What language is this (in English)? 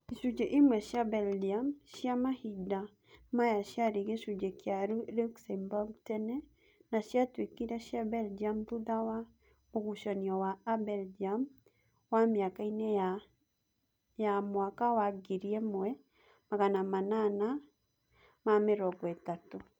Kikuyu